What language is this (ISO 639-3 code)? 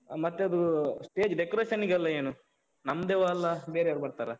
kan